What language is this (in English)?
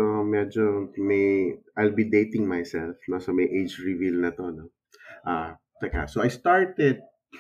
Filipino